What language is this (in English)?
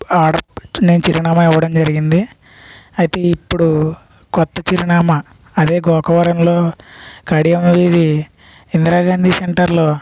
Telugu